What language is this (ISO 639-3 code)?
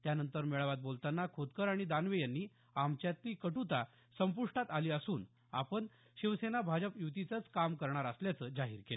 mar